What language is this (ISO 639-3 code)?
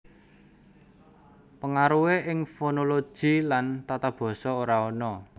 jav